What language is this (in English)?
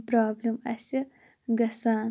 Kashmiri